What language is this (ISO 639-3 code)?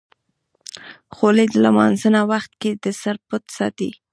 pus